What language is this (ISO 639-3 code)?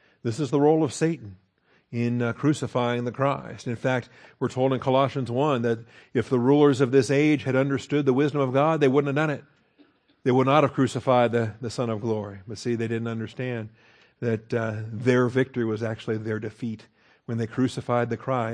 eng